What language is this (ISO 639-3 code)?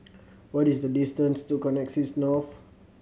eng